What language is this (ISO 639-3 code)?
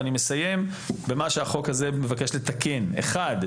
heb